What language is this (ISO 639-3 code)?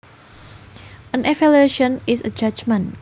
jav